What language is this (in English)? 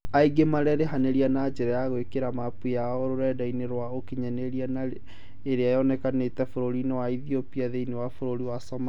Kikuyu